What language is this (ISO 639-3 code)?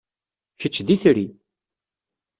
kab